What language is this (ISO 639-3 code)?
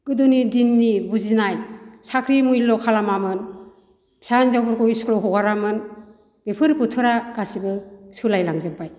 brx